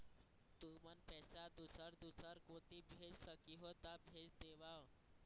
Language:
Chhattisgarhi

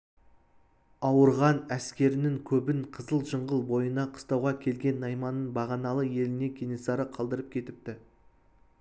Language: Kazakh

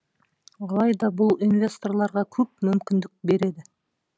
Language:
Kazakh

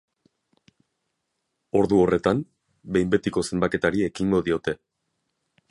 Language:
Basque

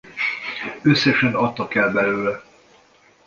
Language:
Hungarian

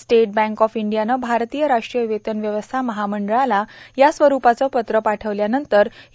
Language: Marathi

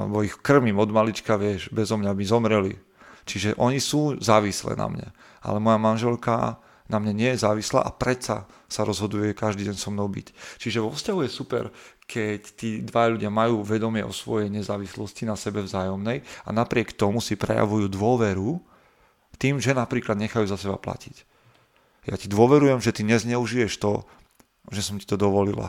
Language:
Slovak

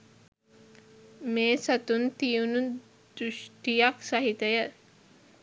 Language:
Sinhala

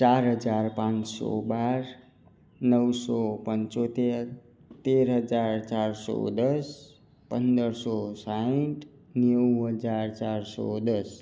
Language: Gujarati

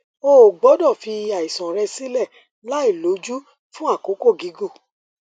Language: Yoruba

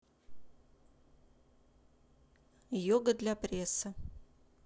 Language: Russian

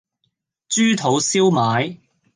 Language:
Cantonese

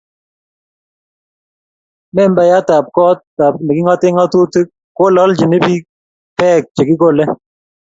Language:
Kalenjin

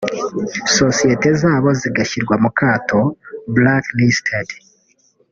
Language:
Kinyarwanda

